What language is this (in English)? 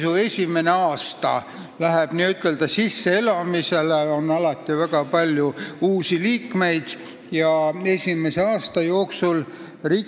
Estonian